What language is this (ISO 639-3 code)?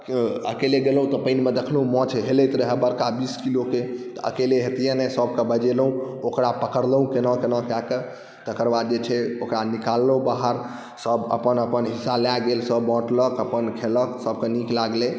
mai